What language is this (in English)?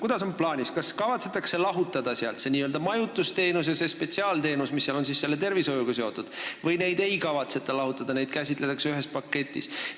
Estonian